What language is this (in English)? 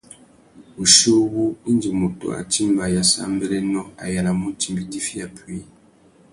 Tuki